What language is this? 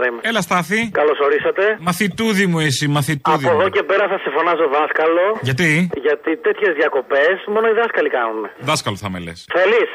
Greek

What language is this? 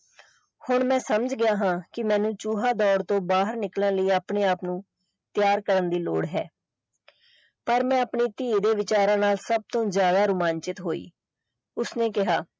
Punjabi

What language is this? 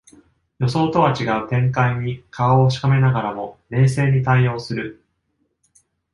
Japanese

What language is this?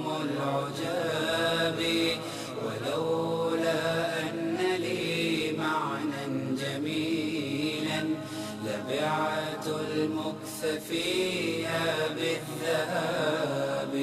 Arabic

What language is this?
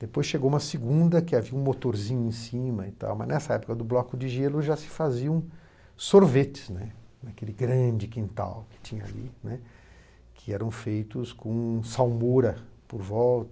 Portuguese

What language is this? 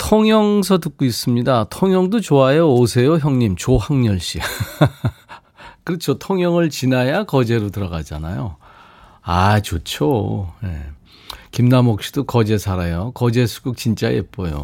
Korean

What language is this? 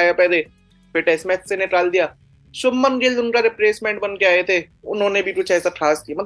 Hindi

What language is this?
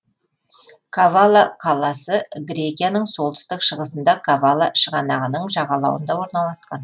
Kazakh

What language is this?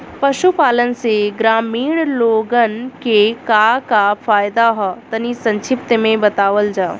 Bhojpuri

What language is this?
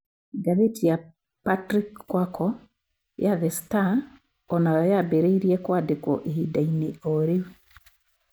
Kikuyu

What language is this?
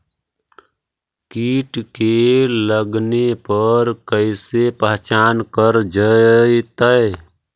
Magahi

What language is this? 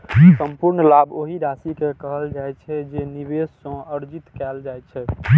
Maithili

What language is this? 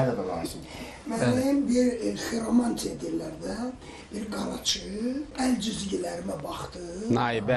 Turkish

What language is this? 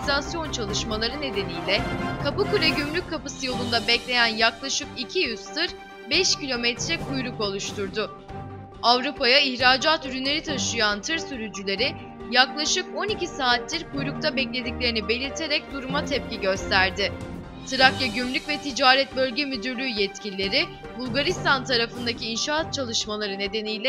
Turkish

